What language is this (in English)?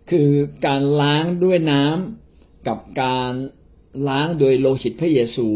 Thai